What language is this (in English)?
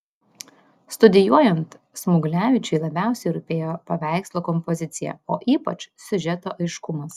Lithuanian